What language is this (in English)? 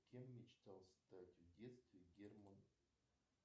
Russian